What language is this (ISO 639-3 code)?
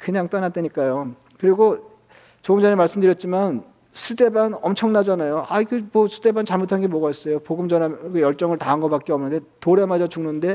kor